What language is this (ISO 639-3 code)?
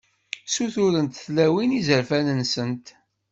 kab